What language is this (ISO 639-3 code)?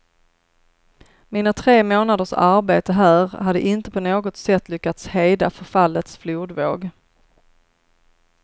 swe